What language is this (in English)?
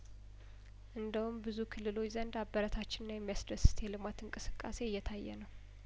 Amharic